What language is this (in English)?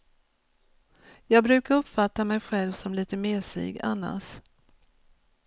Swedish